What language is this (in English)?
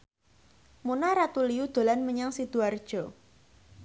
Javanese